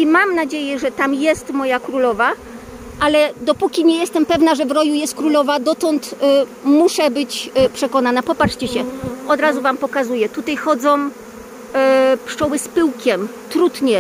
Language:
Polish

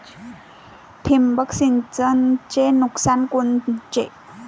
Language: Marathi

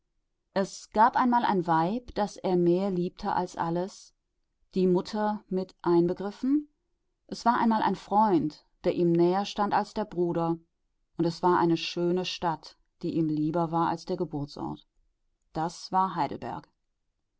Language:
German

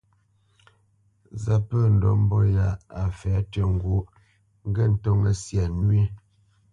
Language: Bamenyam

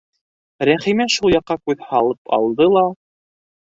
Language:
Bashkir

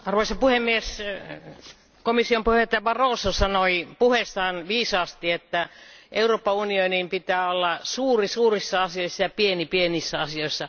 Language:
Finnish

